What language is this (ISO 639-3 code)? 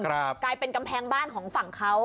tha